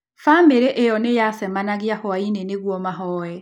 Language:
Kikuyu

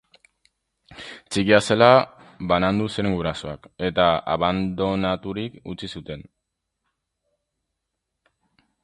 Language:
Basque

